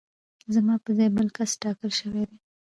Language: Pashto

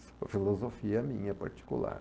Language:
Portuguese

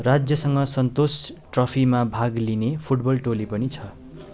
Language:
Nepali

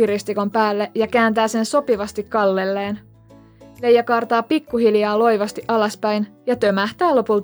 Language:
Finnish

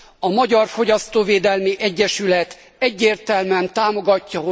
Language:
Hungarian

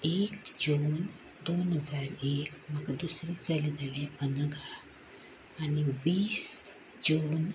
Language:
Konkani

